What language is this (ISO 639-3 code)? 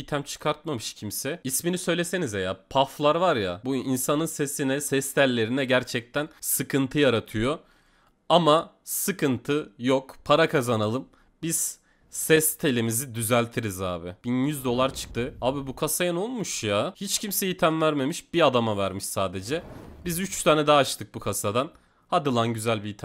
tur